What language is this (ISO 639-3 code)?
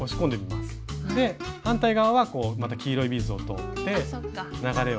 jpn